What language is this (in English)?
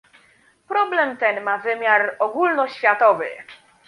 Polish